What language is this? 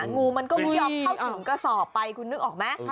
Thai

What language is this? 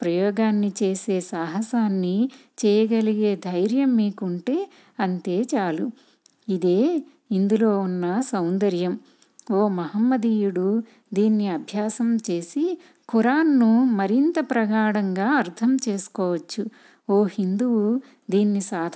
Telugu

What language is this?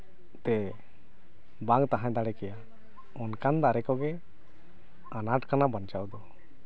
Santali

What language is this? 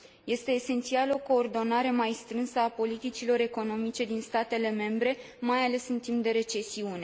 Romanian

